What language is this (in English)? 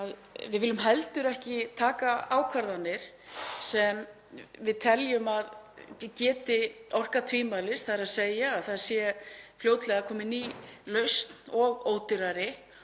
Icelandic